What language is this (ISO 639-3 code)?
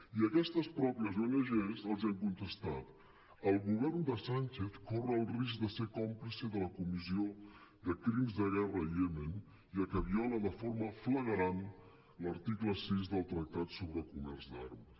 cat